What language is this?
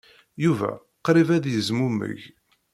Kabyle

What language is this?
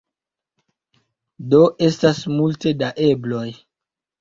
Esperanto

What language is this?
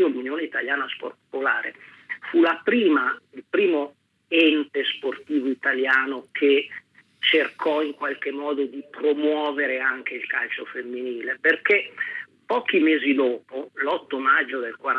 Italian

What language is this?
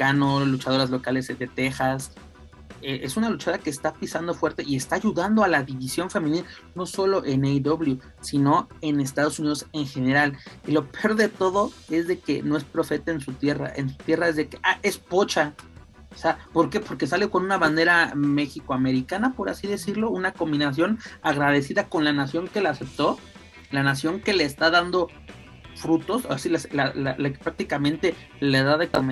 Spanish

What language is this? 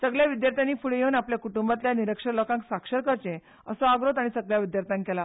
Konkani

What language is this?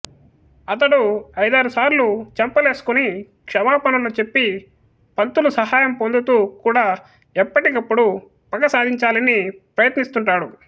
Telugu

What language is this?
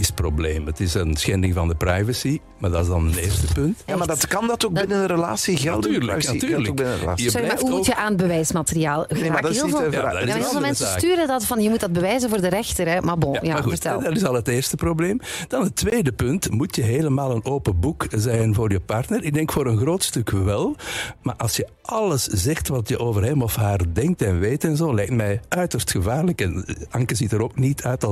Dutch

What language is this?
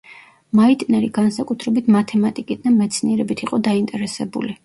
Georgian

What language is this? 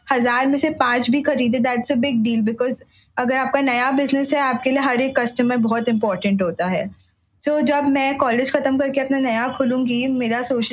Hindi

